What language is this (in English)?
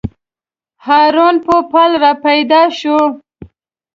Pashto